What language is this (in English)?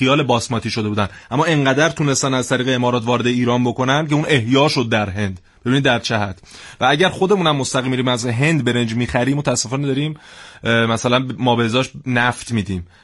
Persian